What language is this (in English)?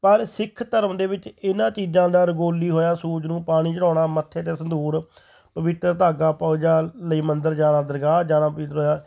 Punjabi